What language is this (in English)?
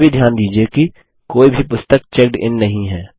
Hindi